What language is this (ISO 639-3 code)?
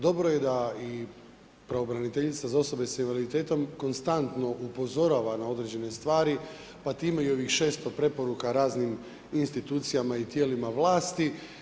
hrv